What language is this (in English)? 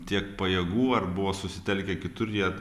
Lithuanian